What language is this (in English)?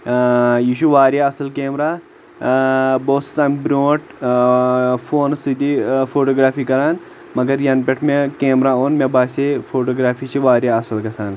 Kashmiri